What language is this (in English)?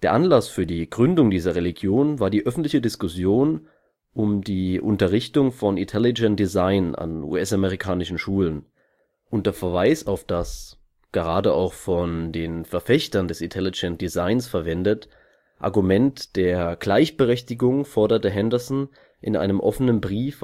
German